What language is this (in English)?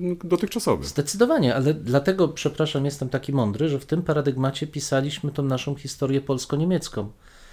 Polish